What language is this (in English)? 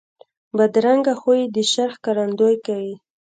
Pashto